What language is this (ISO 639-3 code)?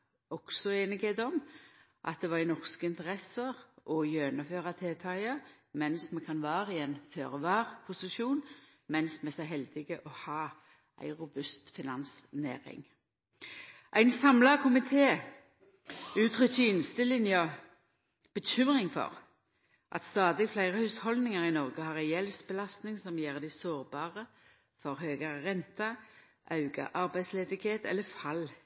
nno